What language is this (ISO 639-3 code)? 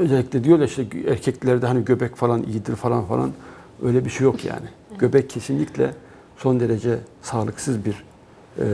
tur